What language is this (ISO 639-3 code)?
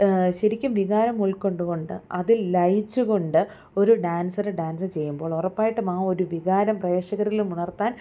mal